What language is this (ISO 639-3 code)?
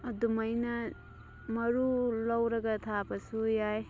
mni